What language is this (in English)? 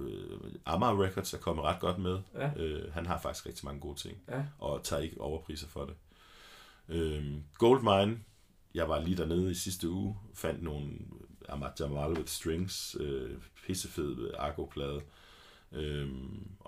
Danish